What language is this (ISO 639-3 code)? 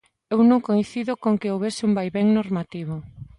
glg